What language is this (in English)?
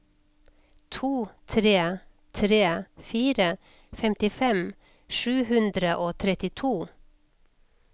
Norwegian